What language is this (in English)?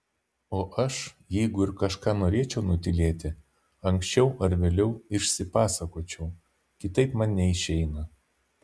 Lithuanian